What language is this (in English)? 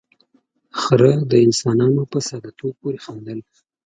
Pashto